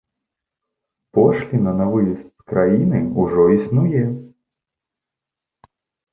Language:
Belarusian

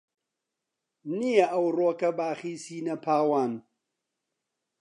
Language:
Central Kurdish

